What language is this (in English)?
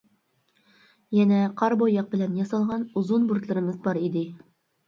Uyghur